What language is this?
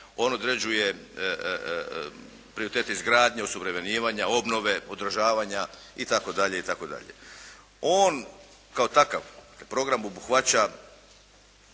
Croatian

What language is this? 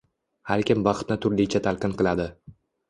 Uzbek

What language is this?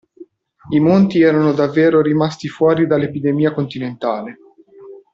Italian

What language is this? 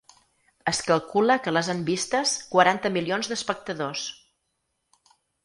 Catalan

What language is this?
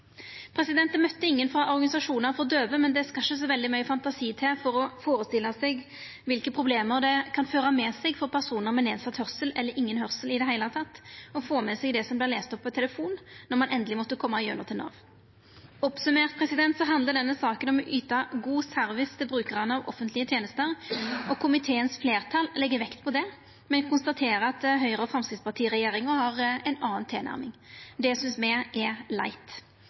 Norwegian Nynorsk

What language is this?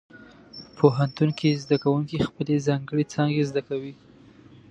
Pashto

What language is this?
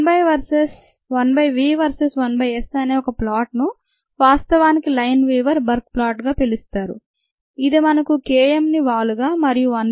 Telugu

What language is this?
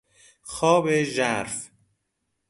Persian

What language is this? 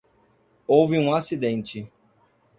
Portuguese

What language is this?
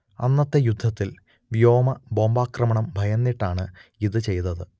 Malayalam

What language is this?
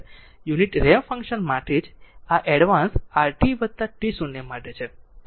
Gujarati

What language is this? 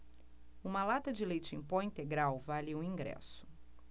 Portuguese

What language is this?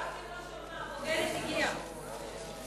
Hebrew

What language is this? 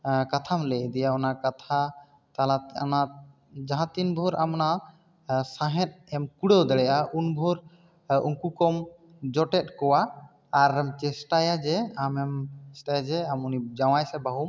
Santali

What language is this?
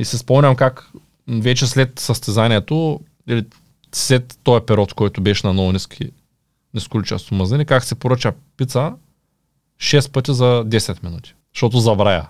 Bulgarian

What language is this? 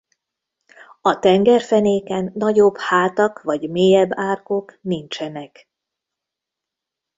Hungarian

